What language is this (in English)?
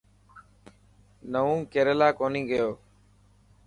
Dhatki